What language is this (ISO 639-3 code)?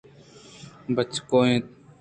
bgp